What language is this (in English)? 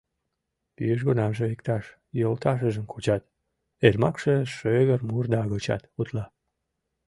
Mari